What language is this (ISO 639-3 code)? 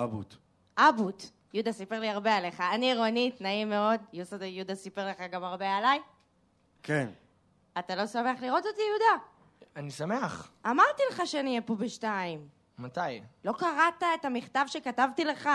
heb